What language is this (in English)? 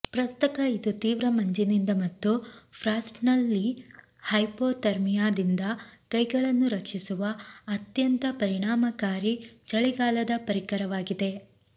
Kannada